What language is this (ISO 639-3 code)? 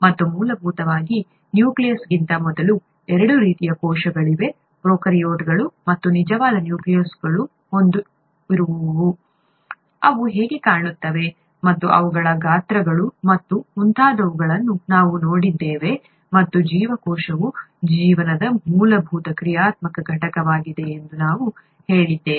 kan